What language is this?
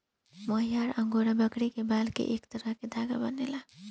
Bhojpuri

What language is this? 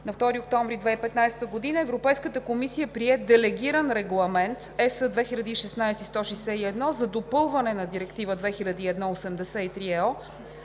Bulgarian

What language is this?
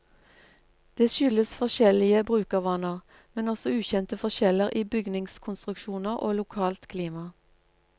Norwegian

